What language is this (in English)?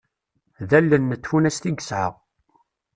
Kabyle